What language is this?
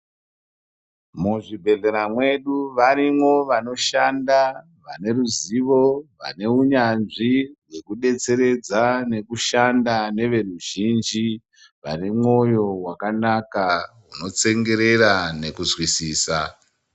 Ndau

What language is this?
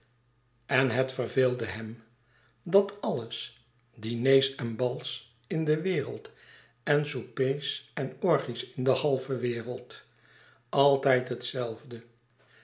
Dutch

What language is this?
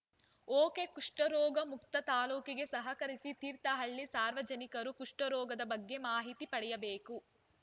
Kannada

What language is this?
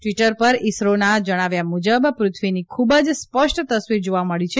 Gujarati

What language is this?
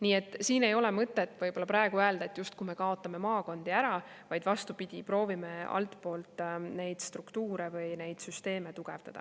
Estonian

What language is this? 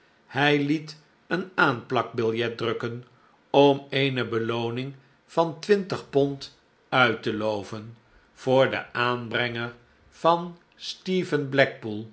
Dutch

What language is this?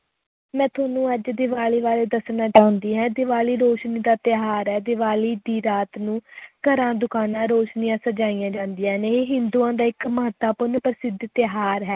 Punjabi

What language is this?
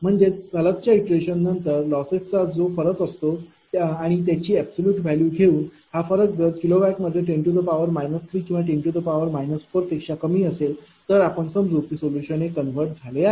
Marathi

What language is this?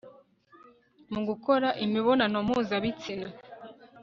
Kinyarwanda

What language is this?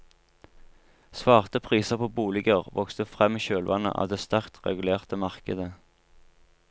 Norwegian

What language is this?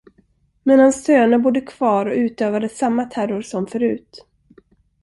Swedish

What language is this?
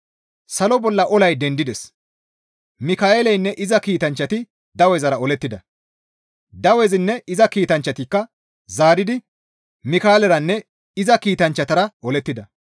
Gamo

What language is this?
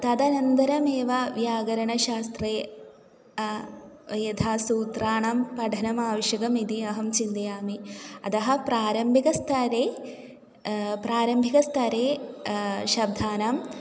Sanskrit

